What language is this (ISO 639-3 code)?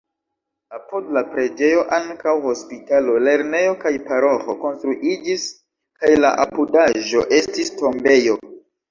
epo